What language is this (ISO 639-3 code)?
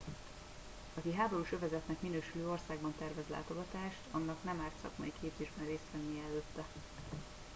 hun